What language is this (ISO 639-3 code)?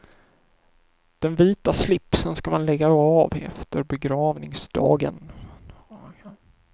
swe